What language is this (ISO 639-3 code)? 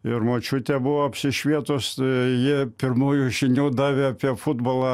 lit